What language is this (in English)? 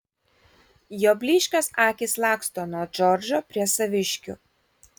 Lithuanian